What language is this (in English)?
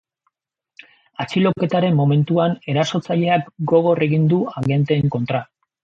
Basque